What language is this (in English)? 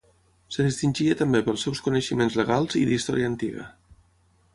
Catalan